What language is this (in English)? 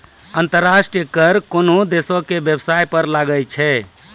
Maithili